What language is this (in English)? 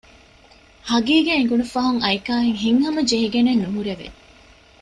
Divehi